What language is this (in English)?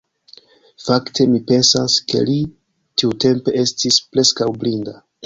Esperanto